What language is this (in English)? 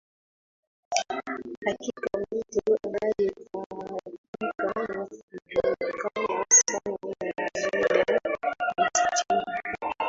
Swahili